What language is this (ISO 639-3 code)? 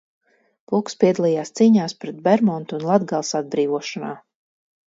lav